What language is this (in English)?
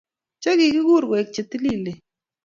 Kalenjin